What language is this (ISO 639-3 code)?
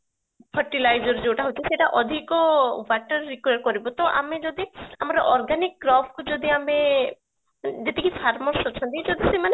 ori